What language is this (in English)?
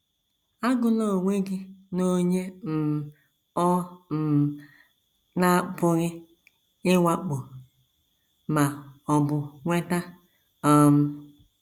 Igbo